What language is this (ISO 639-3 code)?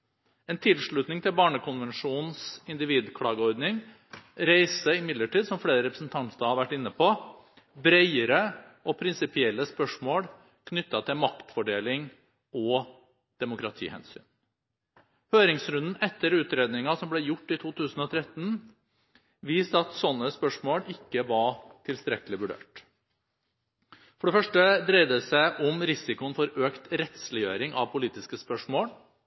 nob